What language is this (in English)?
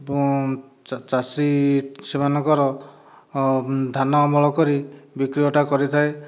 Odia